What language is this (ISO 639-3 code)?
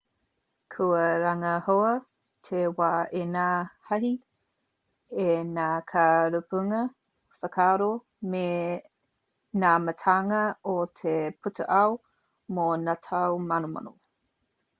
mri